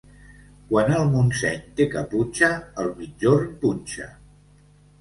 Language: Catalan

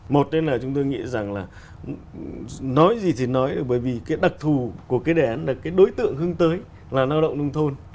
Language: Vietnamese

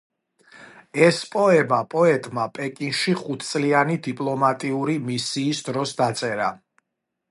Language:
Georgian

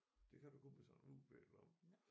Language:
Danish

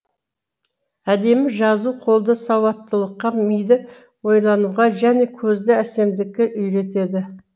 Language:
Kazakh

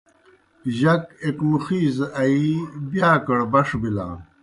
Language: Kohistani Shina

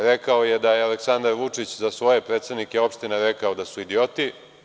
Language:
Serbian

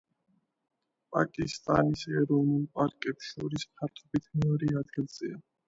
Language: Georgian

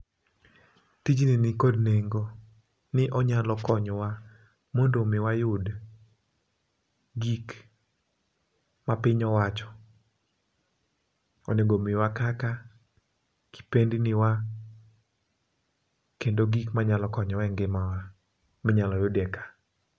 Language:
Luo (Kenya and Tanzania)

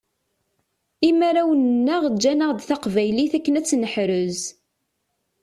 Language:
Kabyle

